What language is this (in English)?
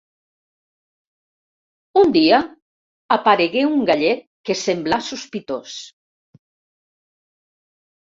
Catalan